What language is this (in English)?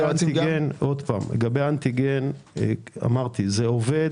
Hebrew